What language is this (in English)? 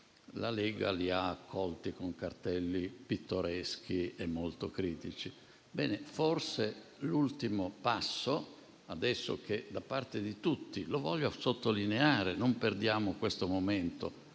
Italian